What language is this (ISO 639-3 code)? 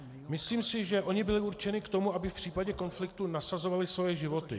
ces